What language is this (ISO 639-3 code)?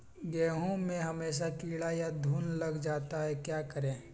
mag